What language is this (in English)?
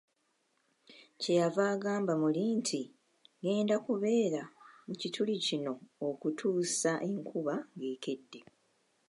Ganda